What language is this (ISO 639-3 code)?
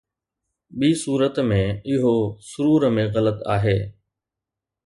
snd